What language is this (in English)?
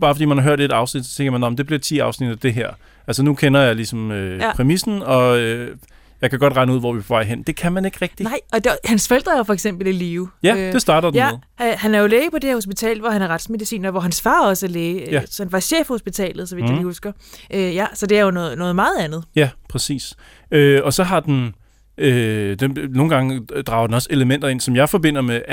Danish